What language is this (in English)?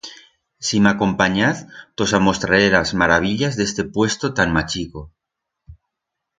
Aragonese